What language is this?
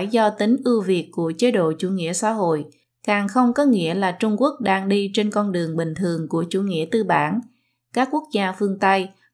Vietnamese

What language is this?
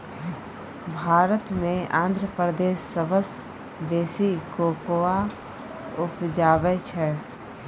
Maithili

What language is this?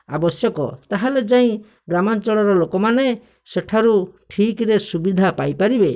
Odia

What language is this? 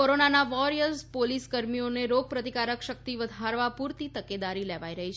Gujarati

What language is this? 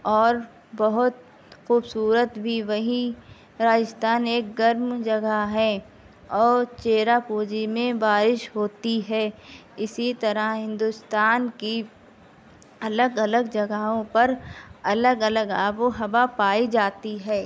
Urdu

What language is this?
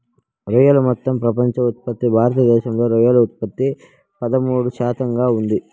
Telugu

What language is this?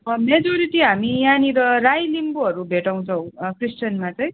Nepali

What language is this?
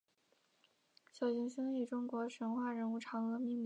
Chinese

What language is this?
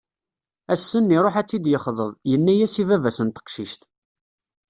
Kabyle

